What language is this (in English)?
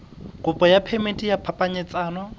Southern Sotho